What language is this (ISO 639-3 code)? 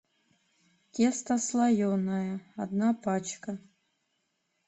rus